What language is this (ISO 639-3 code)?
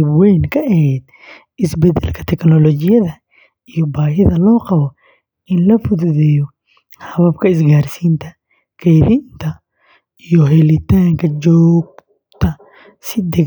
som